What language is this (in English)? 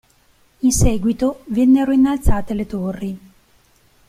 Italian